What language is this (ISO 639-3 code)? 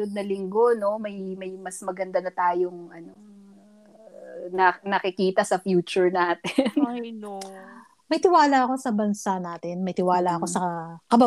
fil